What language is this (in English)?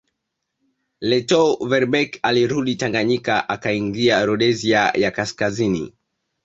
Swahili